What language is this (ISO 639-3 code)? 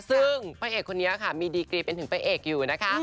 tha